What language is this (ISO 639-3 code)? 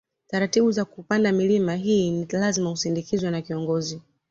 swa